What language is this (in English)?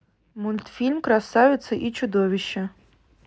Russian